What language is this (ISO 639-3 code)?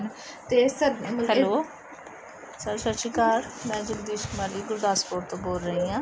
pan